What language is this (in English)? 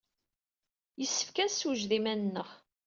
Kabyle